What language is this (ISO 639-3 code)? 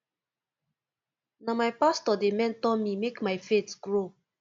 pcm